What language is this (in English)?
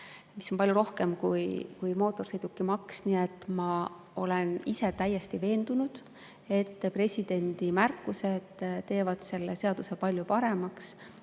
Estonian